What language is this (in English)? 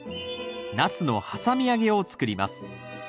Japanese